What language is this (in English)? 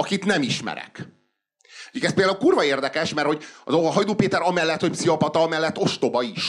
Hungarian